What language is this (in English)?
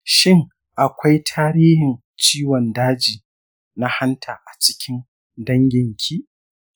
Hausa